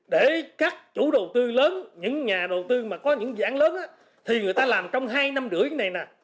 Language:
Vietnamese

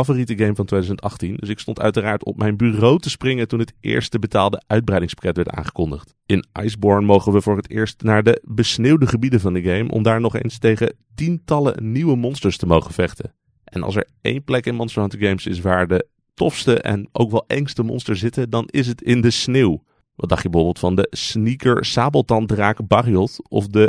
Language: Dutch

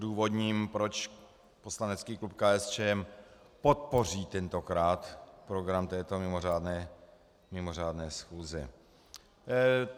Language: Czech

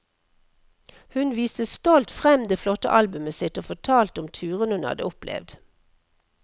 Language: Norwegian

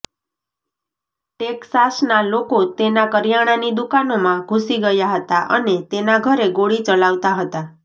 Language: Gujarati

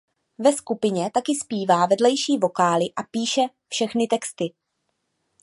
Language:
Czech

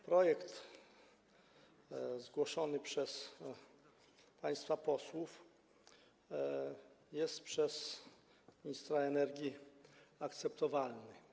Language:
Polish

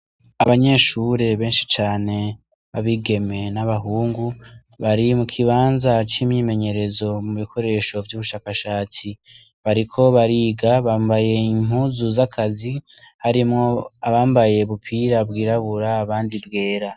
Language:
Rundi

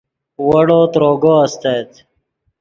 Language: Yidgha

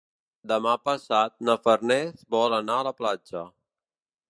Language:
Catalan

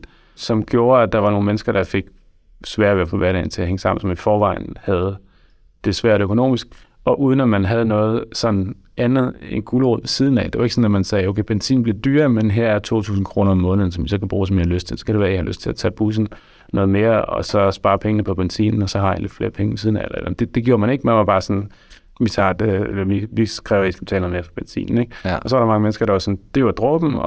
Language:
Danish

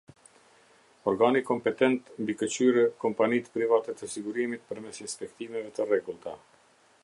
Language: Albanian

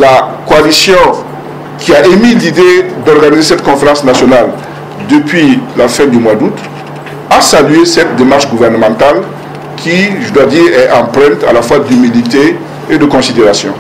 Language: French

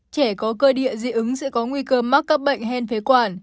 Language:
Vietnamese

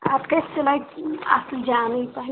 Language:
Kashmiri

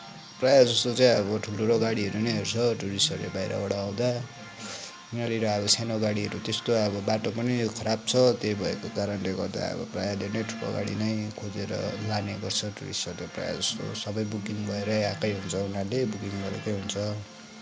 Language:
Nepali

